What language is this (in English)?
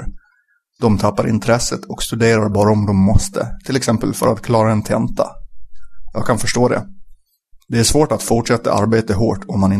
Swedish